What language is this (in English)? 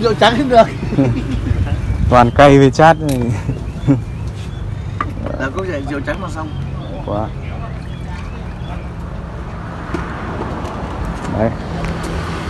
Vietnamese